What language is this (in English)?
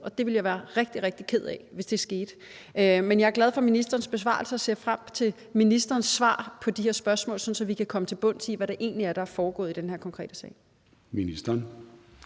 Danish